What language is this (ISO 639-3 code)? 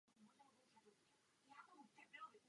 ces